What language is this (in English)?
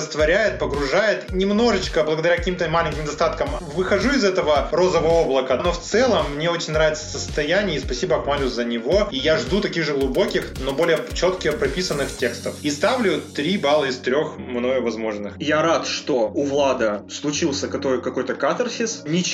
Russian